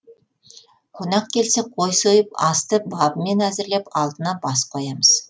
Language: Kazakh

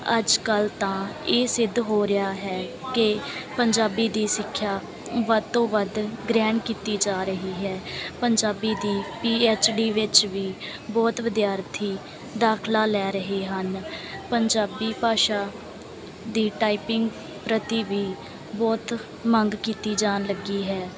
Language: Punjabi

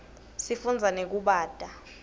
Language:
Swati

